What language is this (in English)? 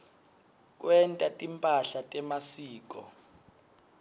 Swati